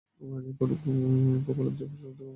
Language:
Bangla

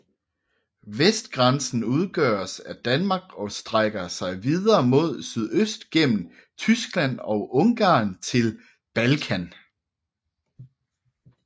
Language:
Danish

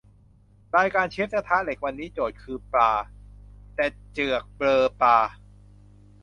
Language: Thai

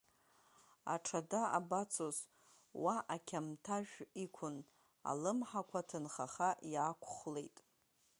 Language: Abkhazian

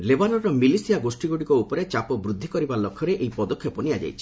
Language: Odia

